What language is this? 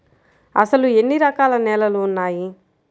Telugu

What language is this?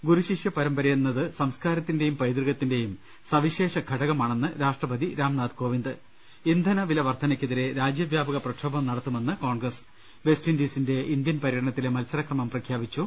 Malayalam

